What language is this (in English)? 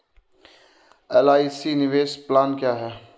Hindi